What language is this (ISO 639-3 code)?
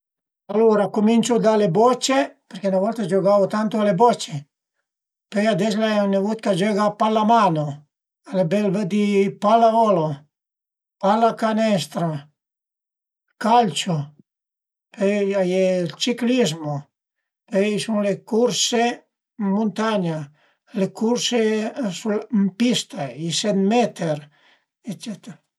pms